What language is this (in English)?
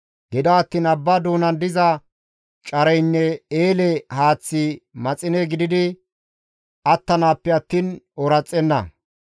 Gamo